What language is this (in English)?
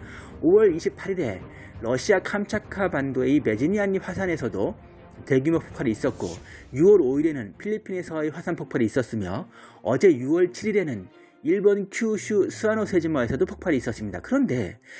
Korean